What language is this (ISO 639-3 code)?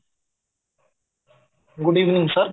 ori